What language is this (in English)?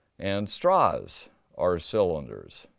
English